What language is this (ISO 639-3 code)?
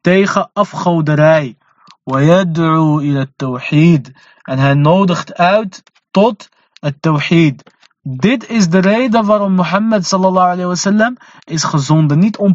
nld